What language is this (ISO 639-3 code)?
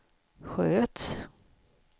swe